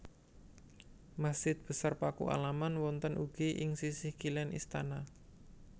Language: Javanese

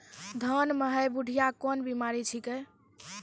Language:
Maithili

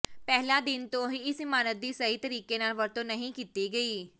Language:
Punjabi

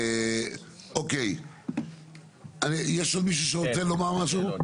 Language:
Hebrew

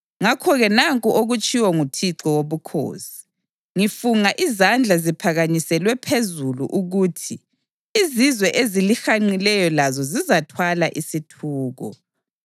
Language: North Ndebele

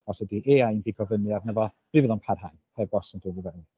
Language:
Welsh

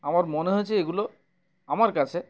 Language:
Bangla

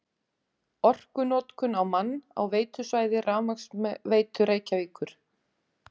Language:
Icelandic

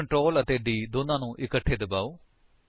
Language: Punjabi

